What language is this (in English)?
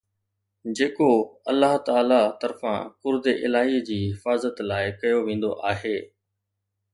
Sindhi